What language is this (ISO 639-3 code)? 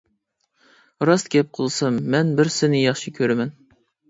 uig